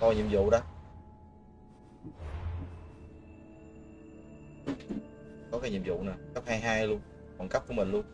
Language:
Vietnamese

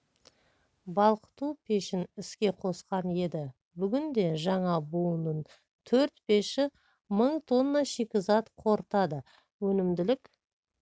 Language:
Kazakh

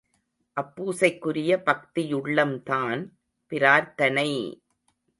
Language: Tamil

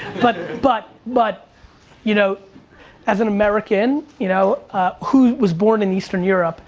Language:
English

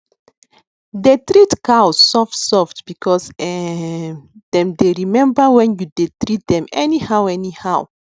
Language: Nigerian Pidgin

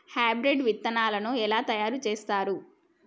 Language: Telugu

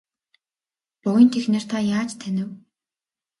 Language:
Mongolian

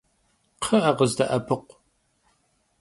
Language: Kabardian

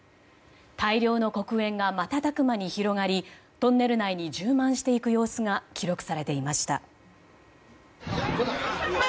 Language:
Japanese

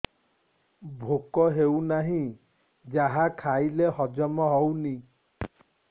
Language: Odia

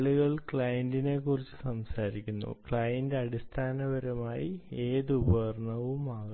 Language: Malayalam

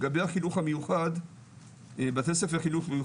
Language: Hebrew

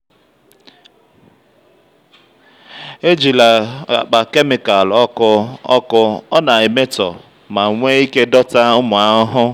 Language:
Igbo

